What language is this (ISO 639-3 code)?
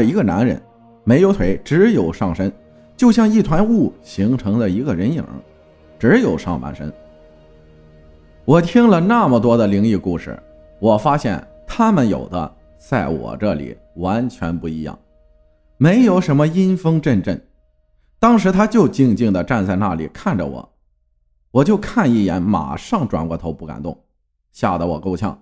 zho